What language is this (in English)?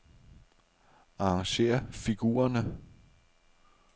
Danish